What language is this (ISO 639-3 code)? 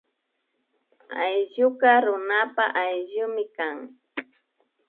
qvi